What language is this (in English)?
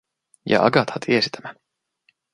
Finnish